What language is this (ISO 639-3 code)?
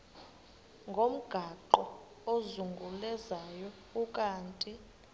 xho